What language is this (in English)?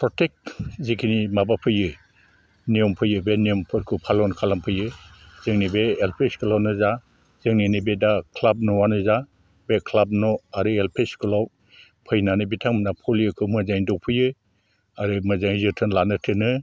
Bodo